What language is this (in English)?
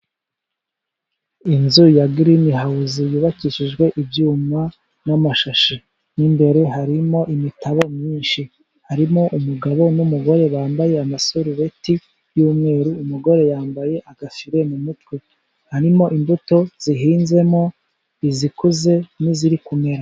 Kinyarwanda